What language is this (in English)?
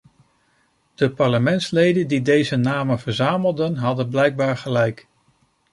Dutch